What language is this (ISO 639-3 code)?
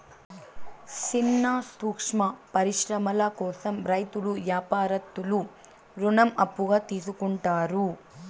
tel